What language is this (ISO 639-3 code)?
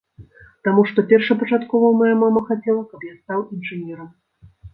bel